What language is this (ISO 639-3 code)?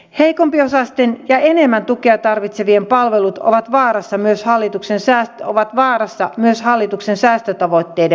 fin